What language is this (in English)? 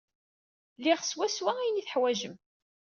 Kabyle